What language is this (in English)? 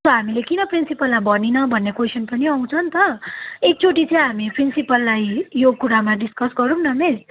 Nepali